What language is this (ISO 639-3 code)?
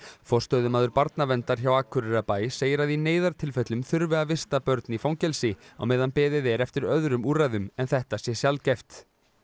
isl